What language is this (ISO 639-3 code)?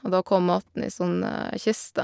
nor